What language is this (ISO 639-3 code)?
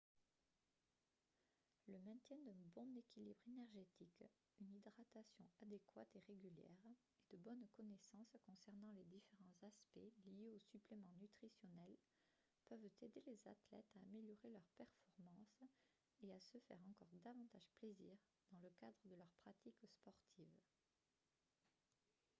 fra